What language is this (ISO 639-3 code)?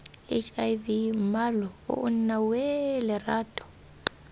tsn